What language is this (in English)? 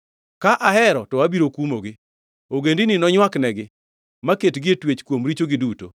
Luo (Kenya and Tanzania)